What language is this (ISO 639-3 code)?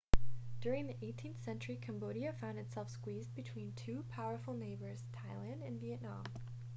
eng